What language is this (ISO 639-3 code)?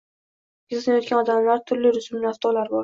uzb